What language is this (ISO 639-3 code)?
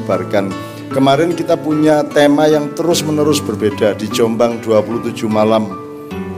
ind